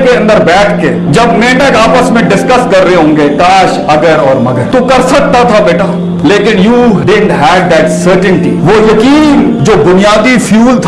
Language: Urdu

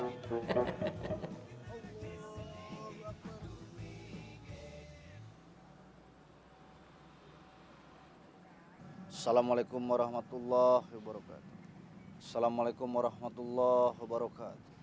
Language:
Indonesian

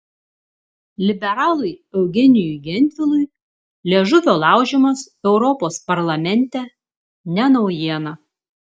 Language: Lithuanian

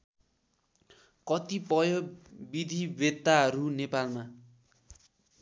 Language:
Nepali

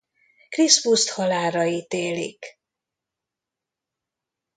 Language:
Hungarian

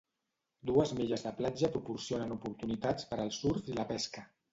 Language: Catalan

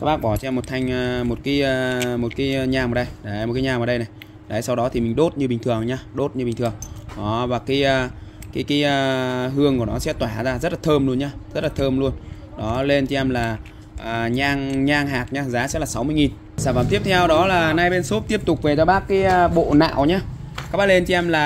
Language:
Vietnamese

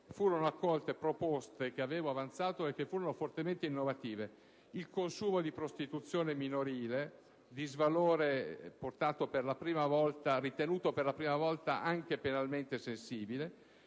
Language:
Italian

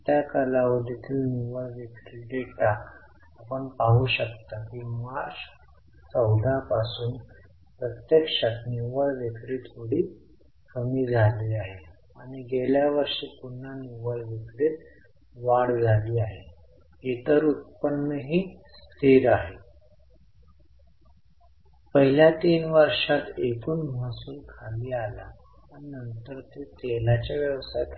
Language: Marathi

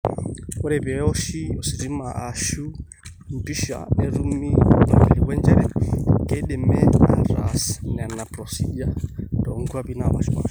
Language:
Masai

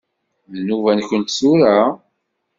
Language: Kabyle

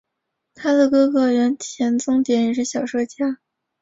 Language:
Chinese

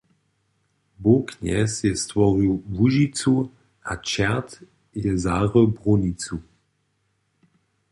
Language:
Upper Sorbian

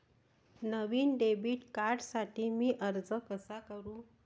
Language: Marathi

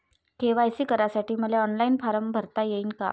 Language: Marathi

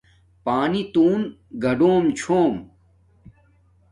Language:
Domaaki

